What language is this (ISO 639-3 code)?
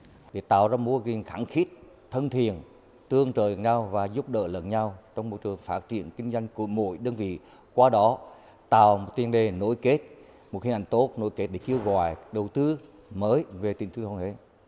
vie